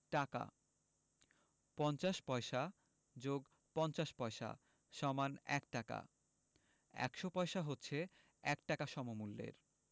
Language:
Bangla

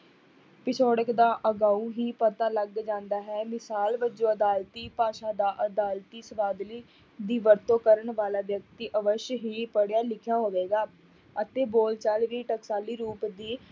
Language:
Punjabi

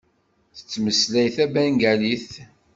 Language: Kabyle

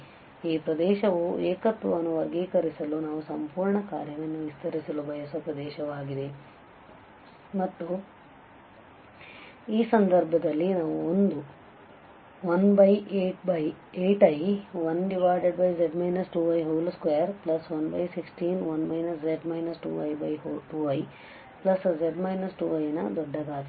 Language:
Kannada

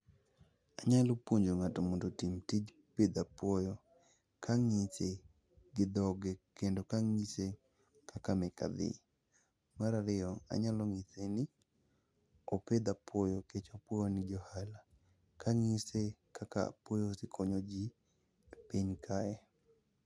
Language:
Luo (Kenya and Tanzania)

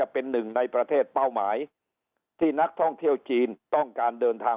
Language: Thai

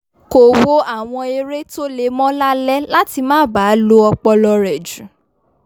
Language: Yoruba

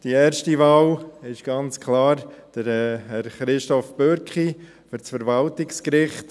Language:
Swiss German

